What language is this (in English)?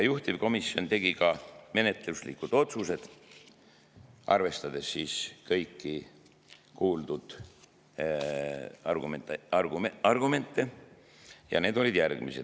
Estonian